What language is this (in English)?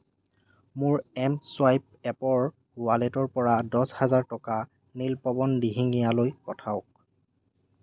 Assamese